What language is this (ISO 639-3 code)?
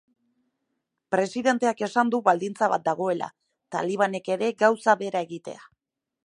eus